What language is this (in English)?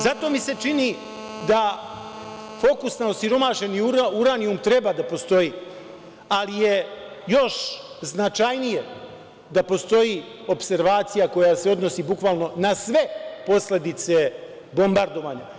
Serbian